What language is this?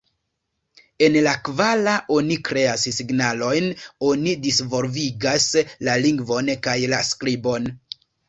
Esperanto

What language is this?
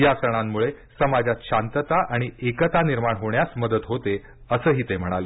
Marathi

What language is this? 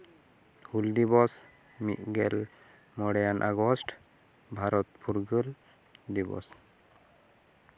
Santali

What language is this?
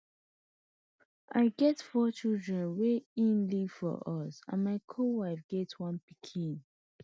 Nigerian Pidgin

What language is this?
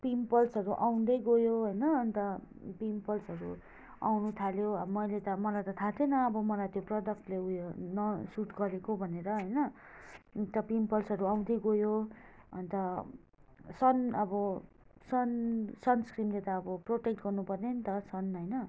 Nepali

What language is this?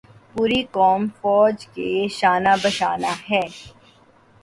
Urdu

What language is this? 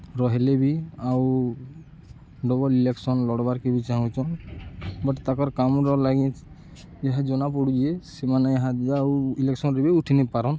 Odia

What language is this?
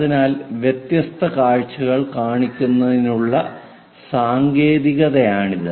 Malayalam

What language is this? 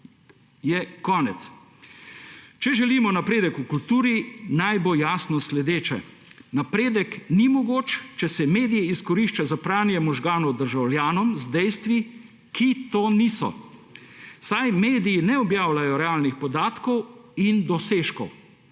Slovenian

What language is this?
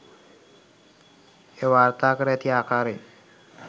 Sinhala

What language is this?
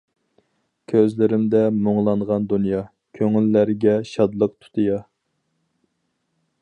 Uyghur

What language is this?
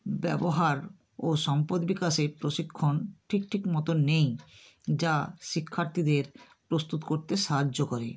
Bangla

